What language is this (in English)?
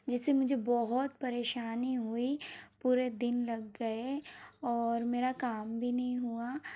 Hindi